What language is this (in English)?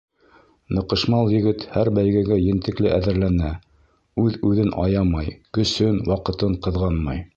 Bashkir